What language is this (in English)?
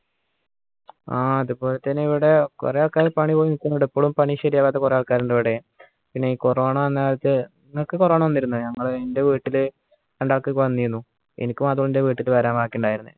Malayalam